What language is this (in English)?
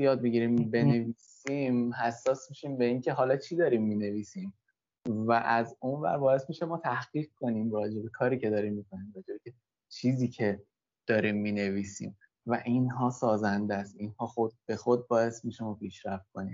Persian